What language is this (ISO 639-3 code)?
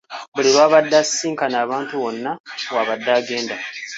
lug